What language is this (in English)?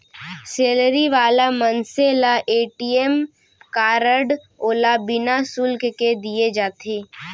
Chhattisgarhi